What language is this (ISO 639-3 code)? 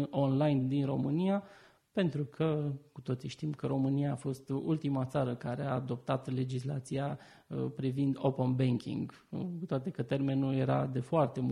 ron